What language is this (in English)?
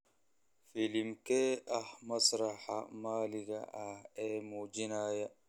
Somali